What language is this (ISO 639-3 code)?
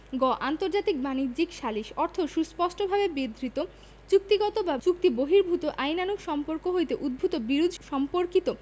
ben